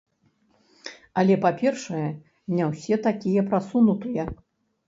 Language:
Belarusian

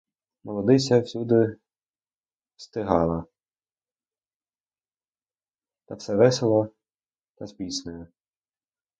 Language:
Ukrainian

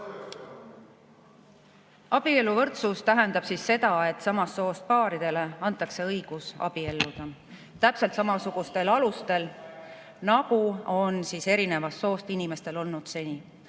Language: Estonian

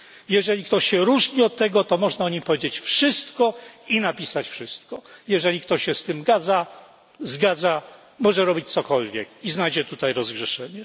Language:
Polish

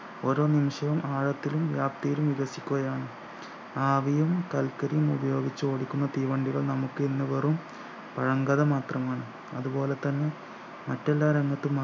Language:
Malayalam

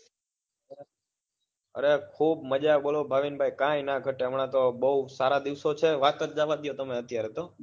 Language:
Gujarati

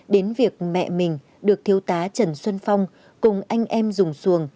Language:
Vietnamese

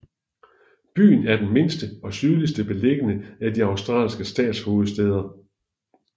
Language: Danish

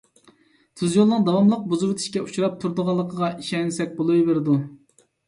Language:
Uyghur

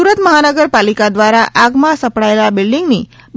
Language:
Gujarati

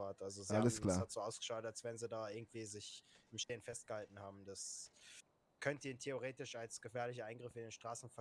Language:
German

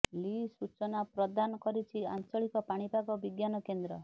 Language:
Odia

